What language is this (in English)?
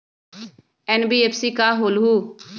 Magahi